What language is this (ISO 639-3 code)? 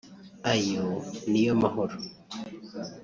kin